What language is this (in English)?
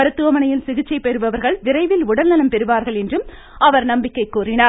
Tamil